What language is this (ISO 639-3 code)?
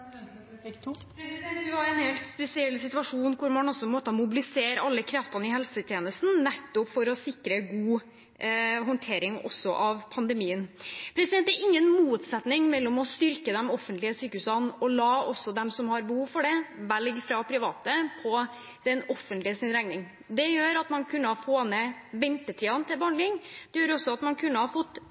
nob